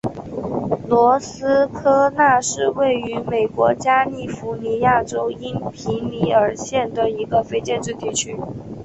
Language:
Chinese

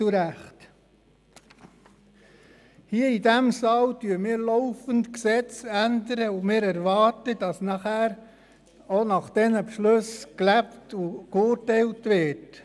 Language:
Swiss German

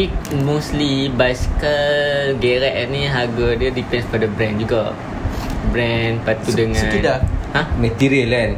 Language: Malay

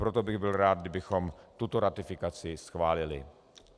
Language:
Czech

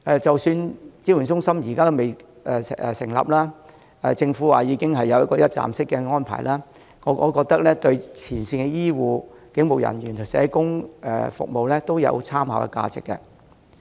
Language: Cantonese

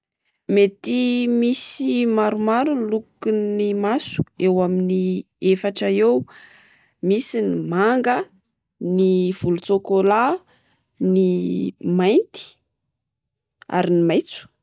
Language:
Malagasy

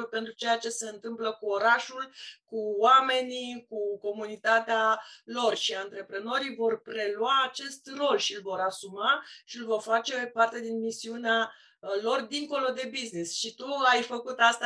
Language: Romanian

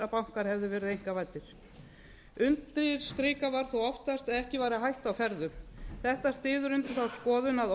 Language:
Icelandic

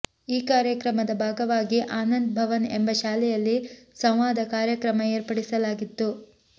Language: Kannada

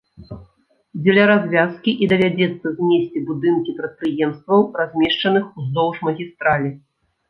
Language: Belarusian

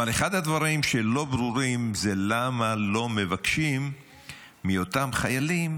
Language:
Hebrew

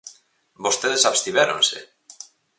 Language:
Galician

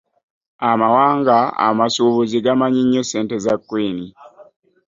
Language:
Ganda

